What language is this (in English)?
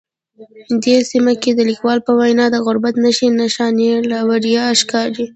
Pashto